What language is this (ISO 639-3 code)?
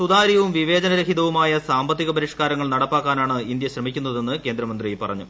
mal